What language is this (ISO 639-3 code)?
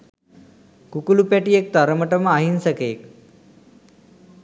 sin